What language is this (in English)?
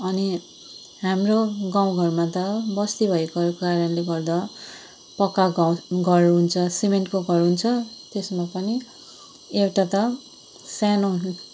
Nepali